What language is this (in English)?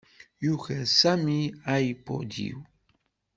Kabyle